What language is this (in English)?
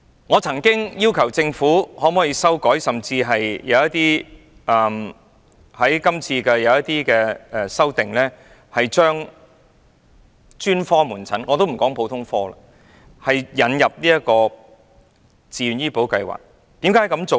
Cantonese